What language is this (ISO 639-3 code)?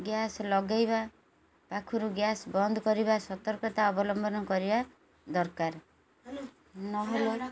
ori